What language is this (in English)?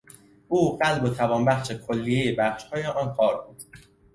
Persian